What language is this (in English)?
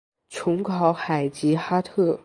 Chinese